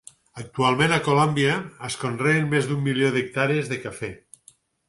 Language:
Catalan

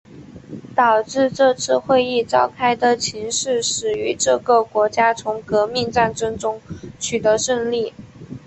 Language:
Chinese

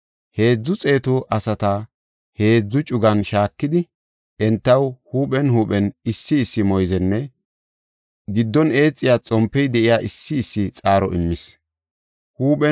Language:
Gofa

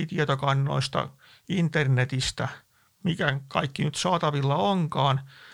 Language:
Finnish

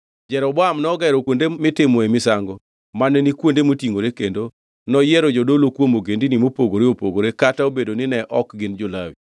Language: Luo (Kenya and Tanzania)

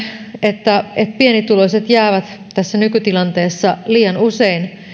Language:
Finnish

